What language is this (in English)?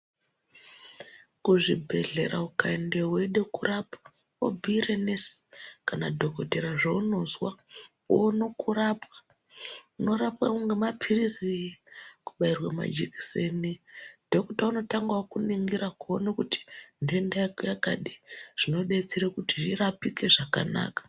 Ndau